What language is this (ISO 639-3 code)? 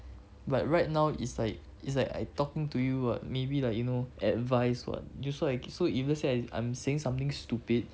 eng